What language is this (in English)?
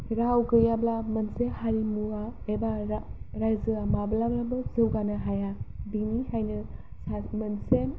Bodo